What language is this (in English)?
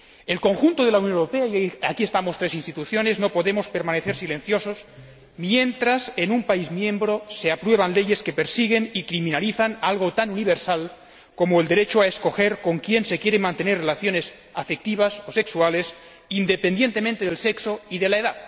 Spanish